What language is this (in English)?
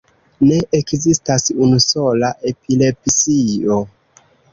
Esperanto